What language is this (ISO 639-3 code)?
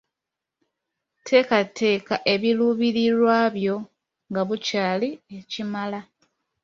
lug